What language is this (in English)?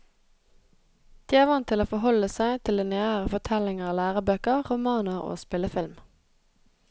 Norwegian